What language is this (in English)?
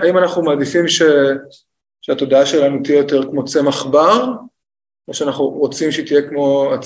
Hebrew